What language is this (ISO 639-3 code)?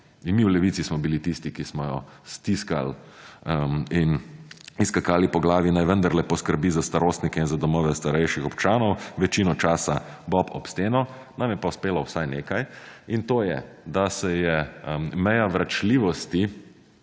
slv